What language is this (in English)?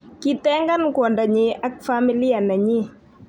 Kalenjin